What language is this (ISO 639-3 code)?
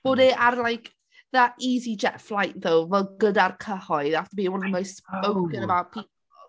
cym